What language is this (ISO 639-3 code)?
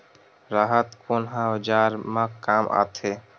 hne